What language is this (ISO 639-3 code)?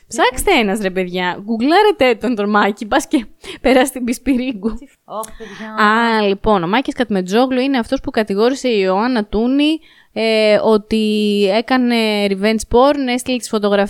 ell